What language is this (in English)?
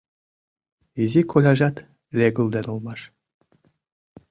Mari